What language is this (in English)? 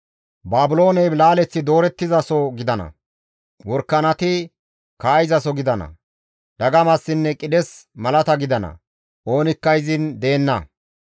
Gamo